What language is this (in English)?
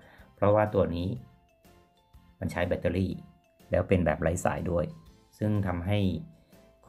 Thai